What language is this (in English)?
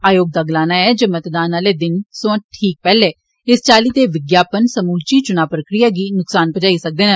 Dogri